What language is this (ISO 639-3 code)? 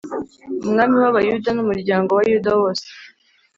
kin